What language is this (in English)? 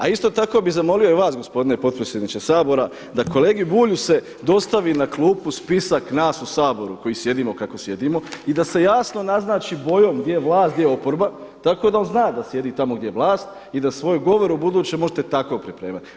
Croatian